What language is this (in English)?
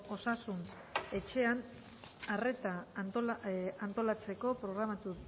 Basque